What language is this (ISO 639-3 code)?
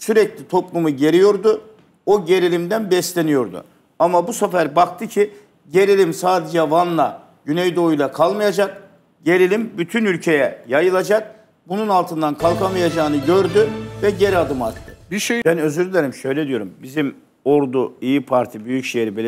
tur